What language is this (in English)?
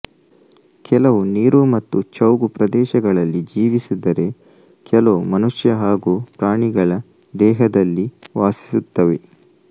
Kannada